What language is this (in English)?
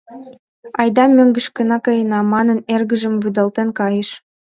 Mari